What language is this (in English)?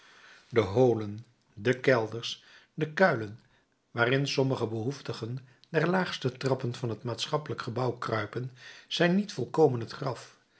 Dutch